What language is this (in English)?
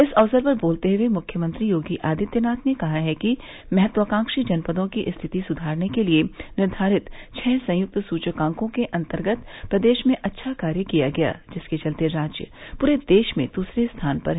Hindi